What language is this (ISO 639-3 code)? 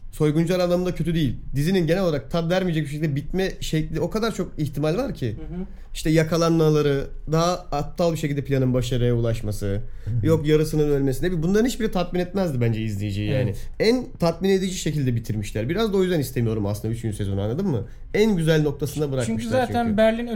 tur